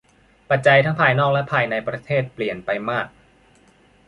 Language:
Thai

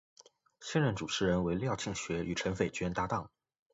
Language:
Chinese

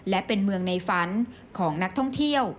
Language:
Thai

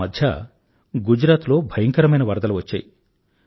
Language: Telugu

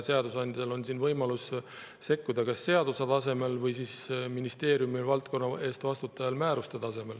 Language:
Estonian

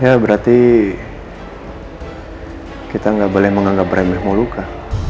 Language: Indonesian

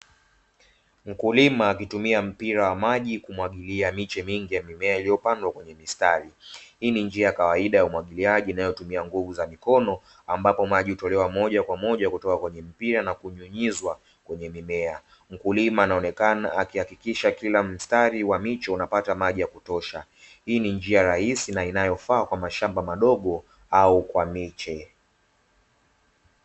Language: Swahili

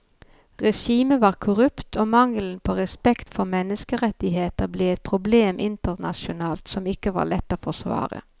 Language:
Norwegian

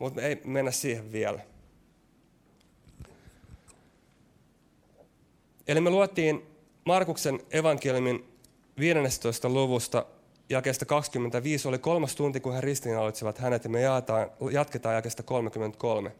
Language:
Finnish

